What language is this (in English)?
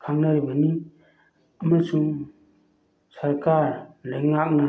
Manipuri